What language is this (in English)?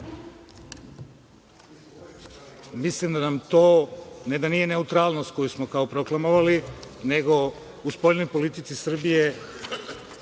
Serbian